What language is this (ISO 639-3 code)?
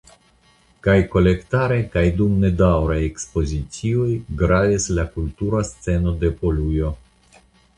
epo